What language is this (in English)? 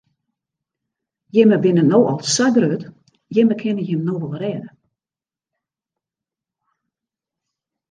Western Frisian